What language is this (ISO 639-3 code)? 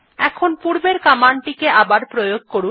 ben